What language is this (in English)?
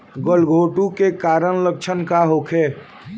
Bhojpuri